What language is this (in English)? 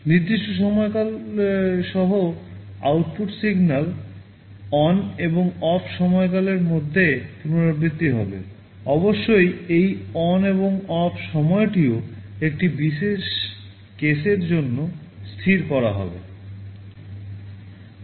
Bangla